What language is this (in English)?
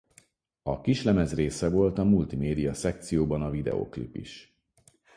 Hungarian